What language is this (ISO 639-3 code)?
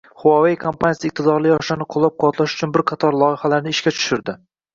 uzb